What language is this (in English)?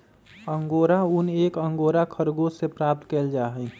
Magahi